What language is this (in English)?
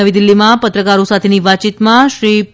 Gujarati